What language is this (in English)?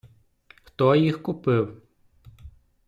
Ukrainian